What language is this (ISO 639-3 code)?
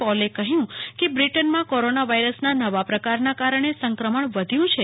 guj